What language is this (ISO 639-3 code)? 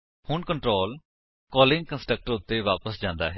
pan